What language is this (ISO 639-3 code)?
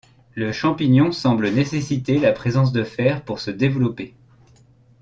fra